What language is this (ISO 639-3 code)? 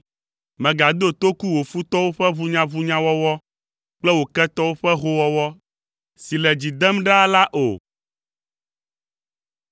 ewe